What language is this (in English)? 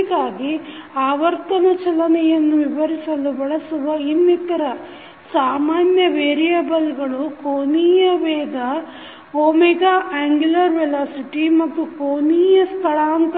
Kannada